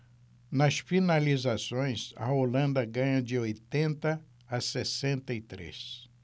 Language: Portuguese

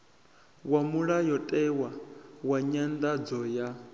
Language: Venda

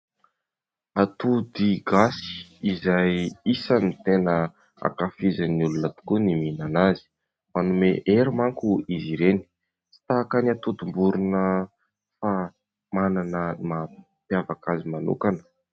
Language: Malagasy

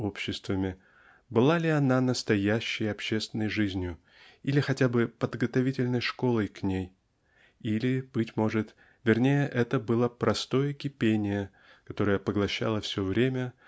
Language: Russian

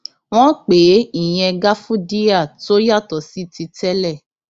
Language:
Yoruba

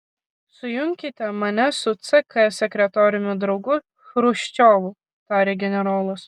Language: Lithuanian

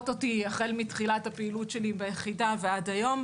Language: Hebrew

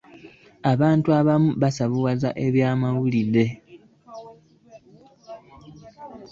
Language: Ganda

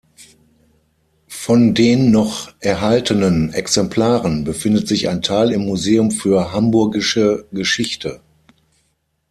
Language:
German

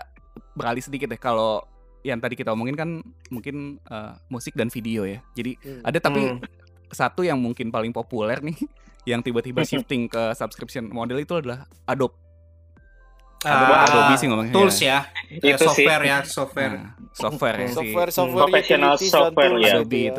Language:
Indonesian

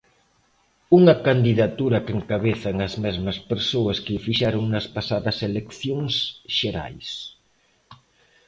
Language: Galician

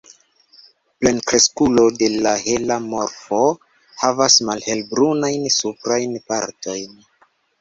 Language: Esperanto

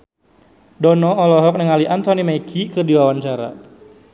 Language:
Sundanese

